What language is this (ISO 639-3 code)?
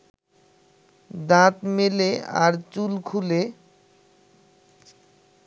ben